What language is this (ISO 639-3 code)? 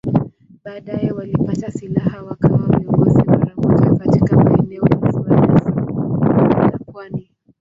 swa